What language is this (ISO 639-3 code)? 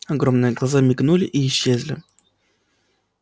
rus